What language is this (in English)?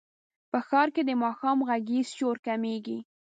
Pashto